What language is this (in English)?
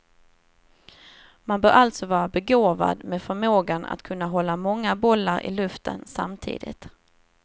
Swedish